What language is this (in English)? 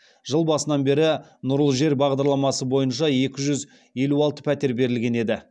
Kazakh